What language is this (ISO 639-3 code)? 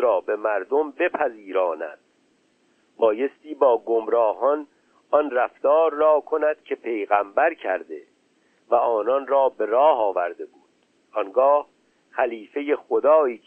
fas